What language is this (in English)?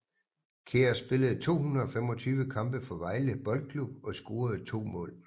Danish